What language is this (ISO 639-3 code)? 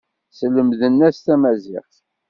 kab